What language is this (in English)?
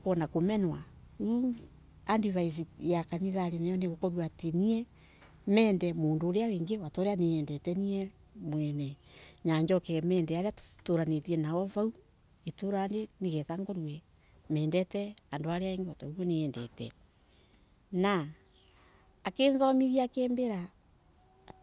Embu